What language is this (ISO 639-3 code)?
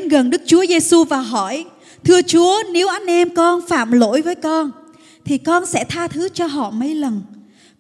vie